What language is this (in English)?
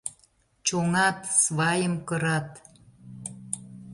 Mari